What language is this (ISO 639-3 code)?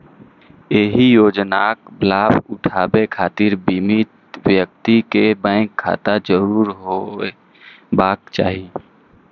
mai